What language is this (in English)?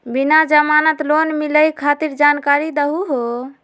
Magahi